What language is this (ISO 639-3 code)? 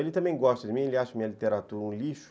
por